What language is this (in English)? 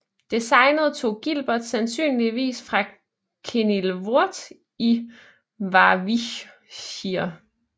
Danish